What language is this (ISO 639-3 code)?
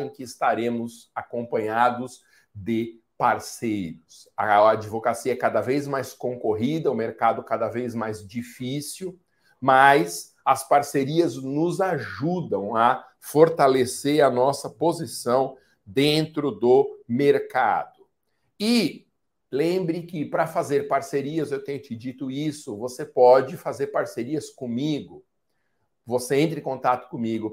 por